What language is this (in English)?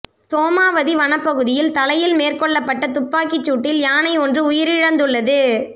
Tamil